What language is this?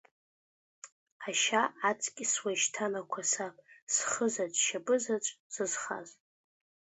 Abkhazian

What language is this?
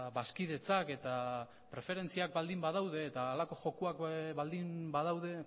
Basque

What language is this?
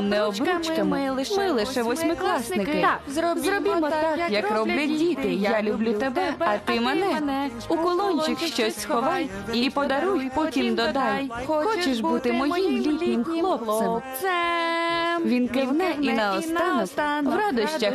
Ukrainian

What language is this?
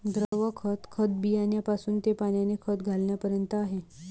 Marathi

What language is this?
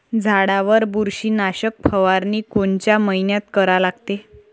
Marathi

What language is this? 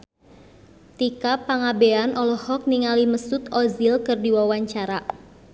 Sundanese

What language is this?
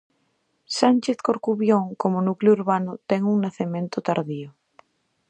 Galician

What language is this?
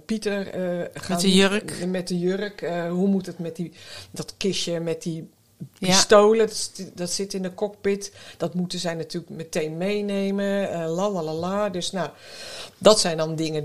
Dutch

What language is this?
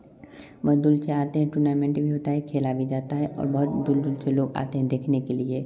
Hindi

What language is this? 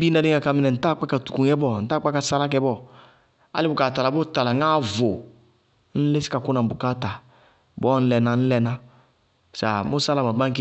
Bago-Kusuntu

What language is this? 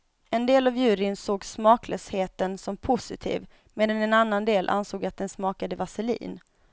Swedish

